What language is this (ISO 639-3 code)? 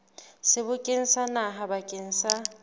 sot